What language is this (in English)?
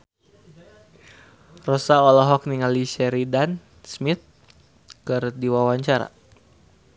Sundanese